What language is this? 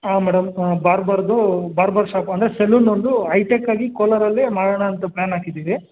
Kannada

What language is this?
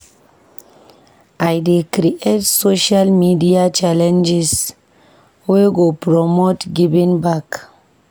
Nigerian Pidgin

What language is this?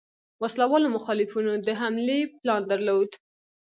Pashto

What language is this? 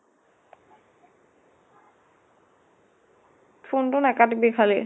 Assamese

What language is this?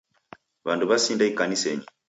Taita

